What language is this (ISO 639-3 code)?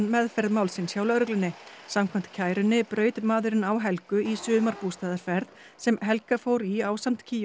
isl